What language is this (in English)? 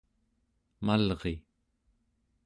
Central Yupik